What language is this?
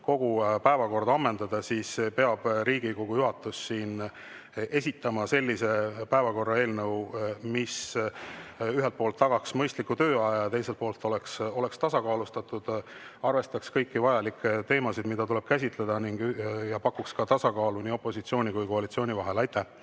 Estonian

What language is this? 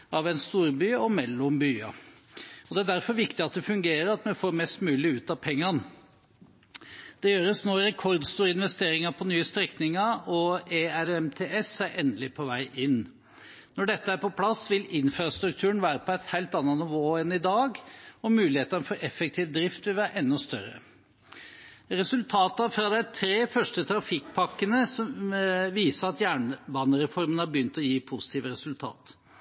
Norwegian Bokmål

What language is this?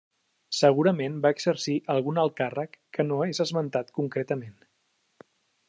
Catalan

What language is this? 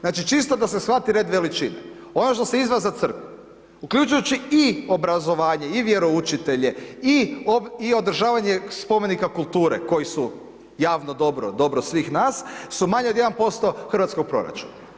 Croatian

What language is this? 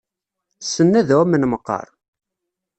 Kabyle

